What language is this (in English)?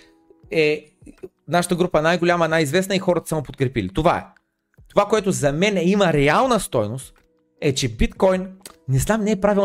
Bulgarian